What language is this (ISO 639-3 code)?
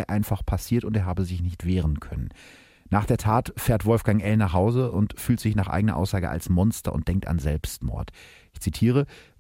deu